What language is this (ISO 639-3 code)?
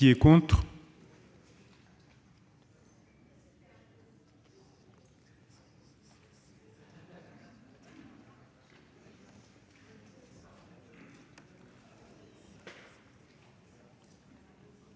fra